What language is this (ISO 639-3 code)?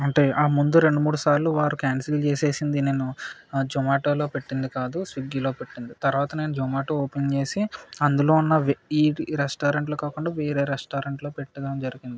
tel